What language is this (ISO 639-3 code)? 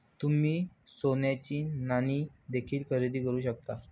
mar